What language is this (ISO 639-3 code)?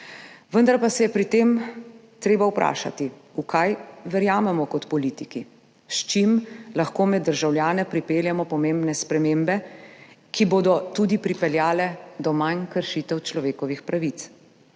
slv